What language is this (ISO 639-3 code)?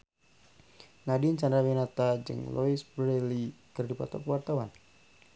sun